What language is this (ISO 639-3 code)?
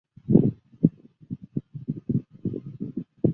zho